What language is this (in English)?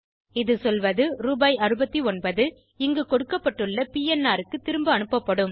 Tamil